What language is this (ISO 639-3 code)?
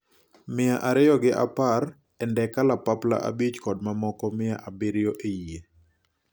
luo